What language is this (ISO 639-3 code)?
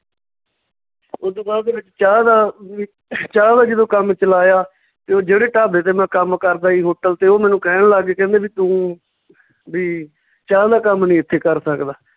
pan